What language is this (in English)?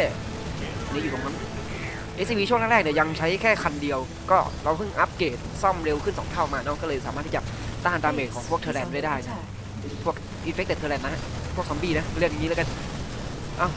Thai